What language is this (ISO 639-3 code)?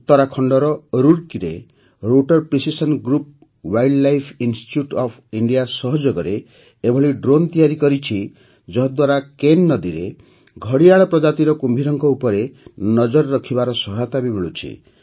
ori